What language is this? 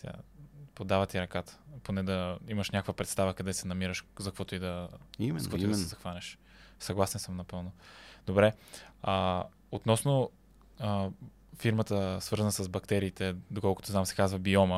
Bulgarian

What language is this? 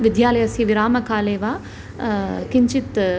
Sanskrit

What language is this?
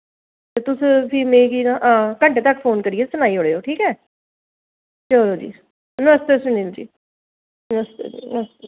Dogri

